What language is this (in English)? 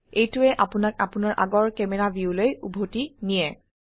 Assamese